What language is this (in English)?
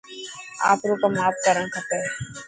Dhatki